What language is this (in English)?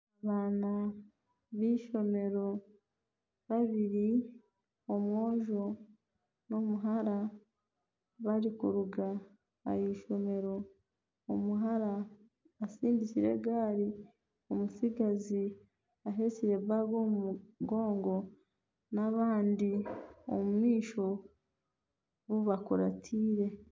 Nyankole